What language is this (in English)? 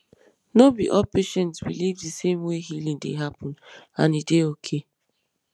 Nigerian Pidgin